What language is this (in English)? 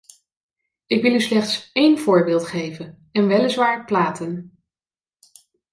Dutch